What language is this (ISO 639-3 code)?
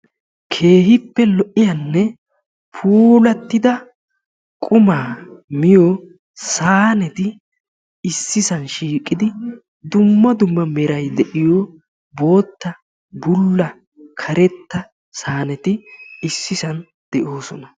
wal